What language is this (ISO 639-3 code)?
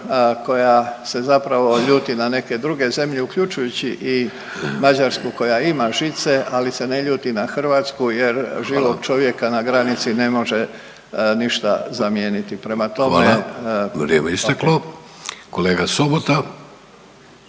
hrv